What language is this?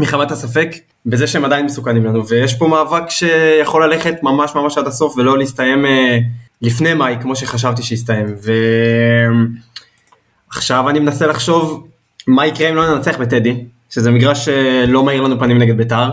Hebrew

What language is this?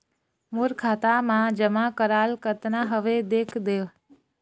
Chhattisgarhi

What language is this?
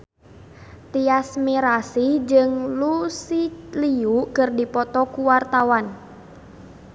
Sundanese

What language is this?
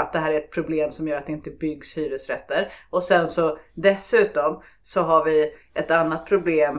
Swedish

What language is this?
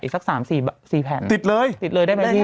Thai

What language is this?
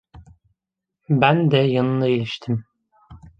Turkish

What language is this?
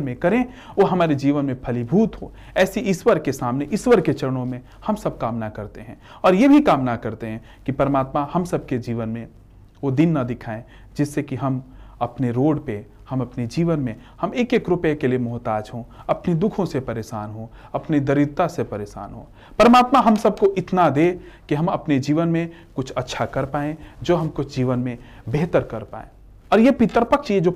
Hindi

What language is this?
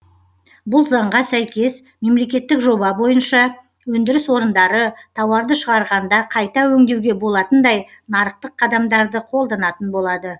Kazakh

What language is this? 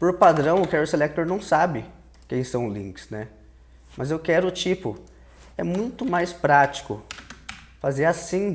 Portuguese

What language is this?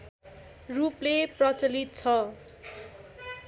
Nepali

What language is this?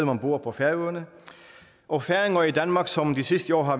Danish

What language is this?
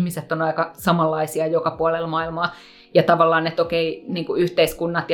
Finnish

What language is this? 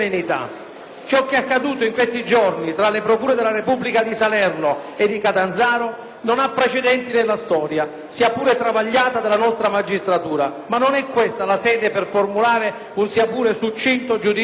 Italian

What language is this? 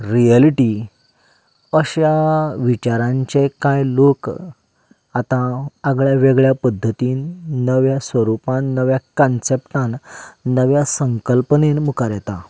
Konkani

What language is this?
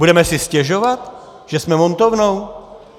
Czech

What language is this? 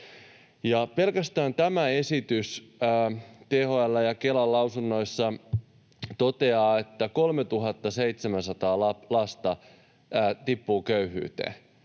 Finnish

